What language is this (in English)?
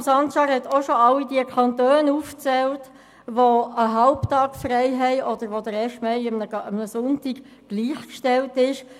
Swiss German